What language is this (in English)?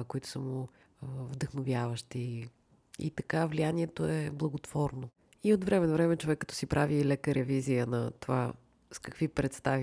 Bulgarian